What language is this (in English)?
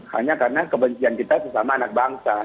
Indonesian